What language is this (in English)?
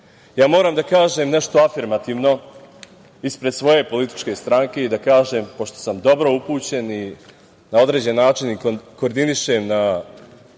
Serbian